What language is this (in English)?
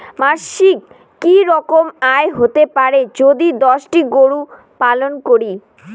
Bangla